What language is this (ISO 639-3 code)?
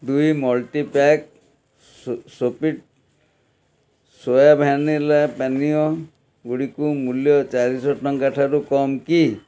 ori